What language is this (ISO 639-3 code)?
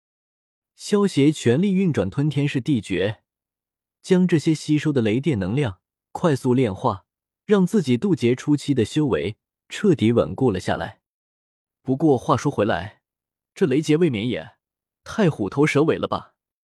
zho